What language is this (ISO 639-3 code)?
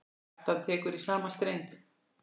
isl